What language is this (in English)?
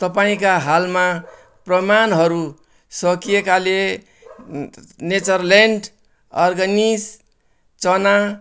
Nepali